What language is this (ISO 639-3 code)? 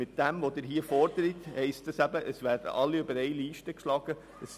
gsw